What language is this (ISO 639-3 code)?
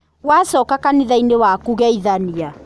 kik